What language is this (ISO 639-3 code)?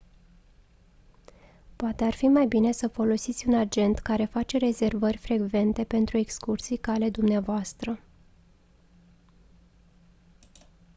ron